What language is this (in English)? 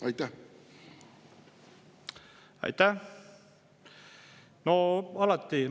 Estonian